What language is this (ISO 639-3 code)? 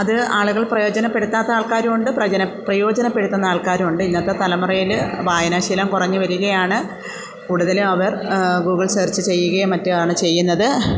mal